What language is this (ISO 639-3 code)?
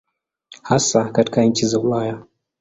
swa